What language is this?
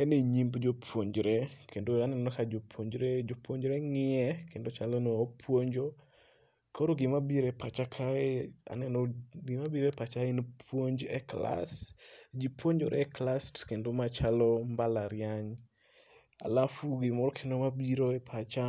Luo (Kenya and Tanzania)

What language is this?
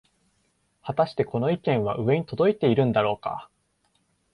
Japanese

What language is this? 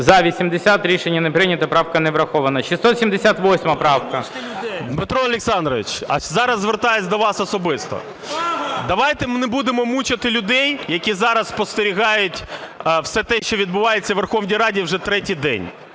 Ukrainian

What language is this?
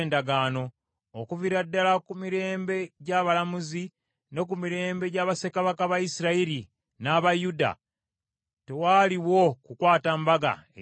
Ganda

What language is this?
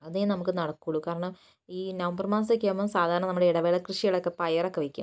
Malayalam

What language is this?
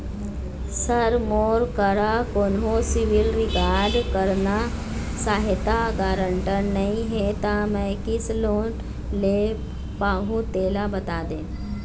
Chhattisgarhi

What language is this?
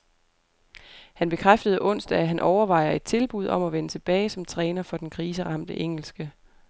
Danish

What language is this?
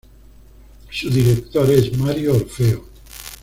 Spanish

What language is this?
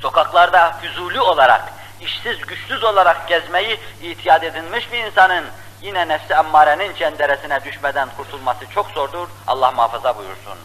Turkish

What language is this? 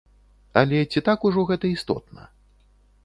Belarusian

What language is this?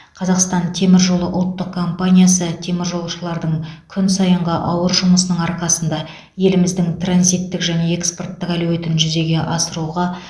Kazakh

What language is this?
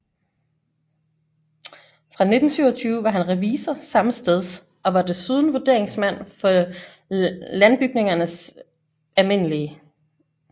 Danish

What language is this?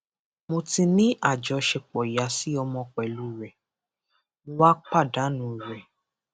Yoruba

